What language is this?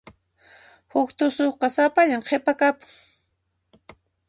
Puno Quechua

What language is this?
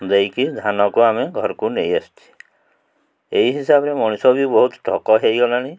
Odia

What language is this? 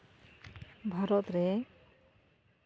Santali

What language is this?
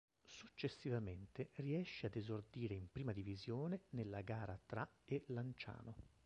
Italian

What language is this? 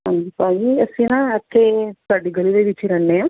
Punjabi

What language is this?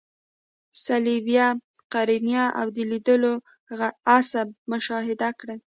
Pashto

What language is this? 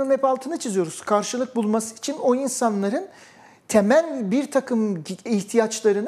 Turkish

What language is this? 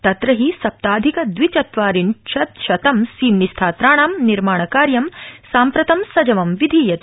Sanskrit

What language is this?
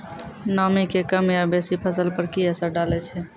Maithili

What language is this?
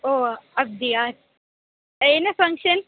Tamil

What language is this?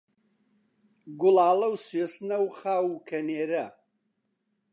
Central Kurdish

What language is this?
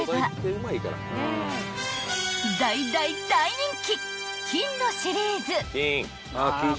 Japanese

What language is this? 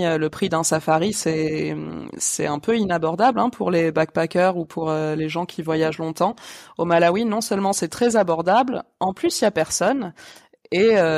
French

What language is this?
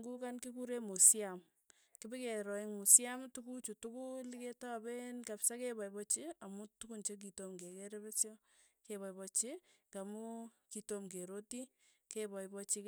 Tugen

